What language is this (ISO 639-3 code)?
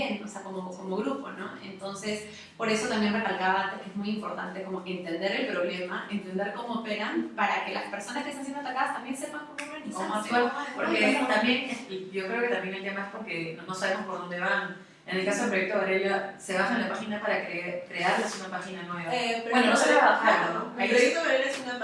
spa